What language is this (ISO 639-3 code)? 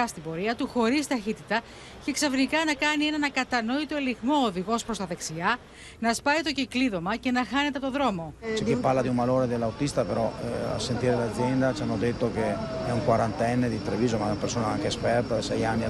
ell